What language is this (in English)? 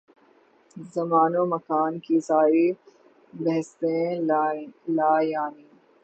Urdu